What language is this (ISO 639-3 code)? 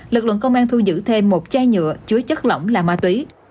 vie